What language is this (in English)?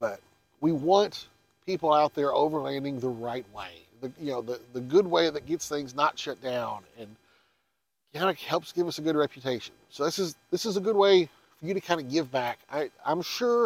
English